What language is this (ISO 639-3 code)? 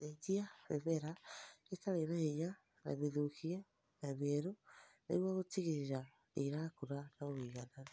kik